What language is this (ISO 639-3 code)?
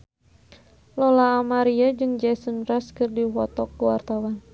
sun